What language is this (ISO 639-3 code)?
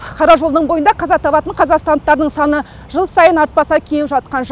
kaz